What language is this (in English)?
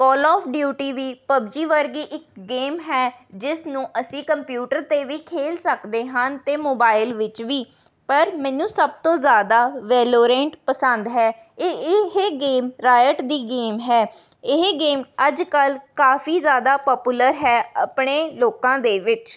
Punjabi